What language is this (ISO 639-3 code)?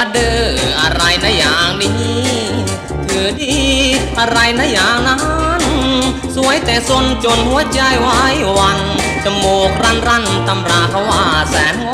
tha